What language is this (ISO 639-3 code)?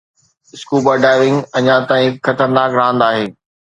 snd